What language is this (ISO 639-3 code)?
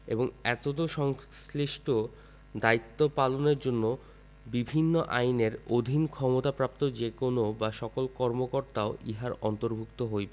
ben